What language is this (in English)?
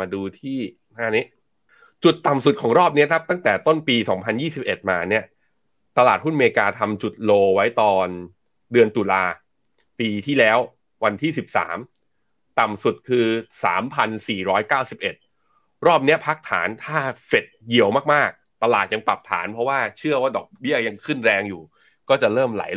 Thai